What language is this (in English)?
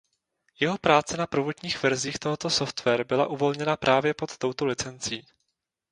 Czech